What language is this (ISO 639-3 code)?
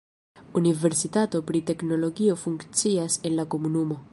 epo